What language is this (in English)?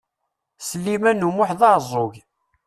Kabyle